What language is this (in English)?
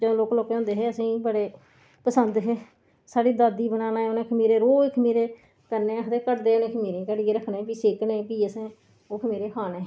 Dogri